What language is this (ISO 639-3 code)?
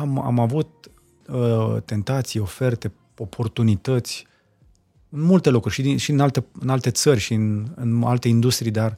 ron